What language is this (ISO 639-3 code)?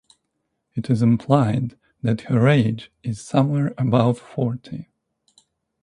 eng